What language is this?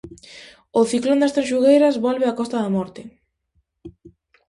Galician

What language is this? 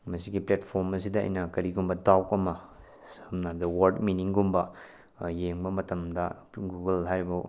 Manipuri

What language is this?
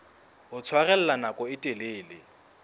Southern Sotho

